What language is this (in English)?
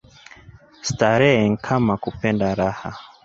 Swahili